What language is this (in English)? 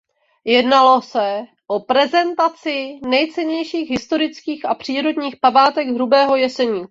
Czech